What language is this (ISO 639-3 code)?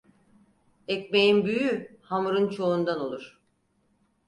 tur